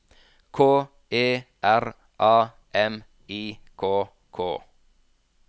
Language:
Norwegian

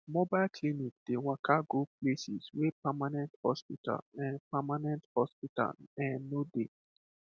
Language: Nigerian Pidgin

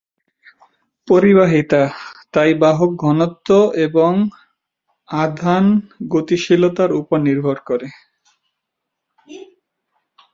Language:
Bangla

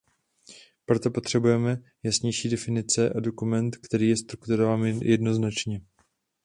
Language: Czech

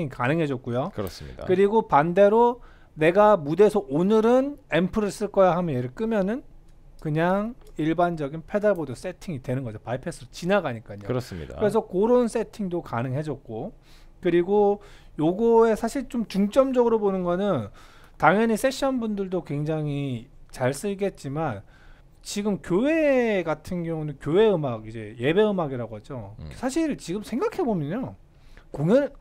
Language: Korean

